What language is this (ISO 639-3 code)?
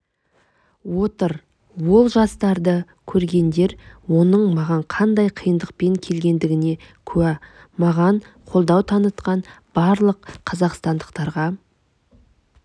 kaz